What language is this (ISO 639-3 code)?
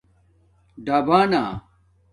dmk